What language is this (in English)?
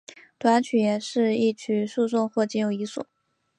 Chinese